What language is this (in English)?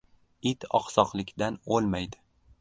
Uzbek